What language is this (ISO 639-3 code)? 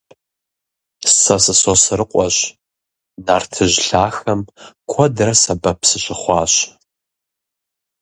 kbd